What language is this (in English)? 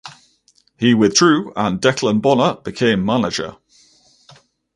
English